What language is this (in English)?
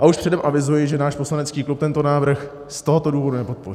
Czech